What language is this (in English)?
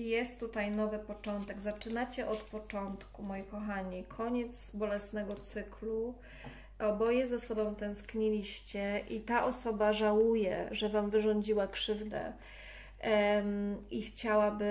Polish